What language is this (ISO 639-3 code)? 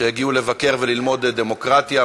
heb